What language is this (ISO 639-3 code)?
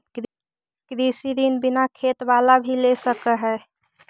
mag